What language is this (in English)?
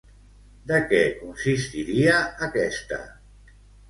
Catalan